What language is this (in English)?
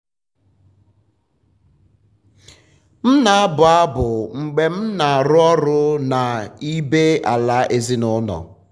Igbo